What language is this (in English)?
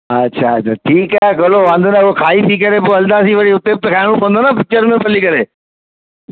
Sindhi